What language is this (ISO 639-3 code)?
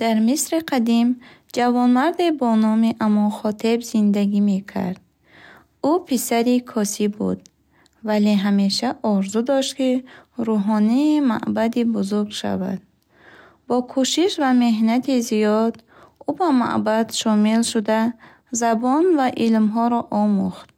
bhh